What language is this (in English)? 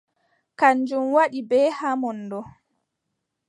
Adamawa Fulfulde